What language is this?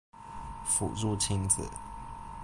Chinese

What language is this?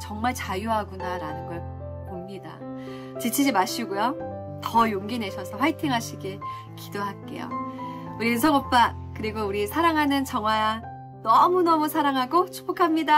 Korean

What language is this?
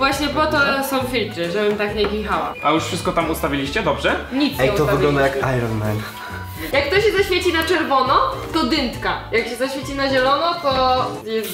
Polish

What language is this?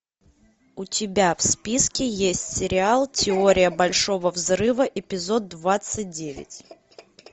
Russian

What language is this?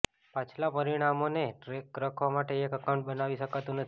Gujarati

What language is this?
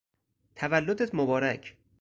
Persian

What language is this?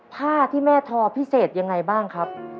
Thai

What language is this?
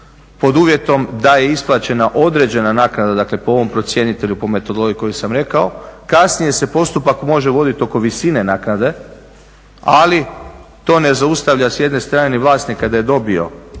Croatian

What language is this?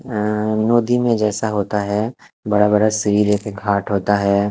Hindi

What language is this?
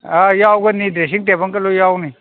Manipuri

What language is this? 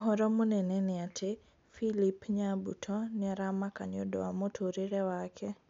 Kikuyu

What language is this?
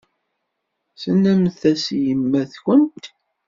Kabyle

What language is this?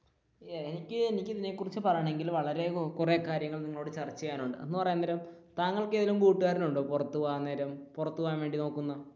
Malayalam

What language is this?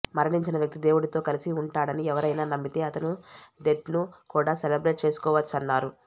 Telugu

